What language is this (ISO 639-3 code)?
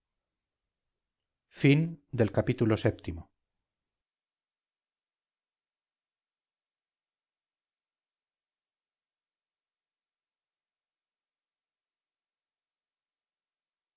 spa